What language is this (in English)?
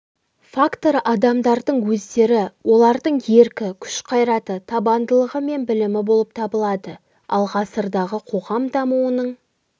Kazakh